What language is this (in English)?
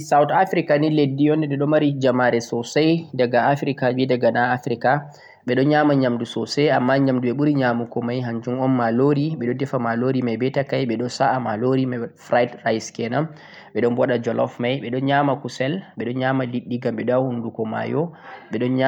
Central-Eastern Niger Fulfulde